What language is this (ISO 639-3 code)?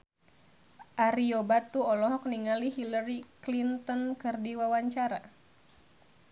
sun